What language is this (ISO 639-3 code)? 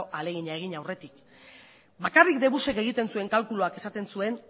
eus